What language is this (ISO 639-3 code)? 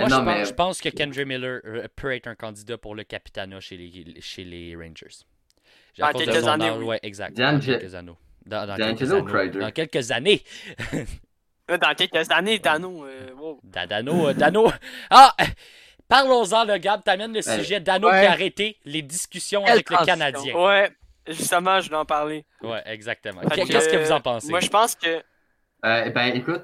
fra